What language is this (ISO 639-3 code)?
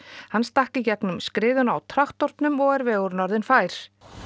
isl